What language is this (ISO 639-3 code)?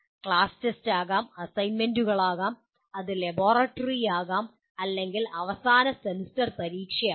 mal